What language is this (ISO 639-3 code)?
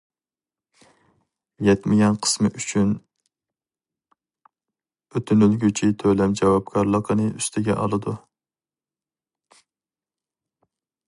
uig